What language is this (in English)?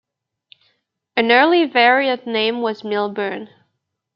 English